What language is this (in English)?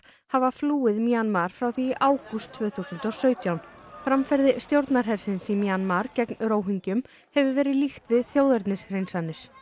Icelandic